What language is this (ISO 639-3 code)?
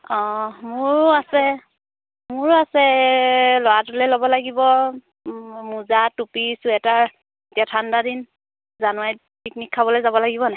asm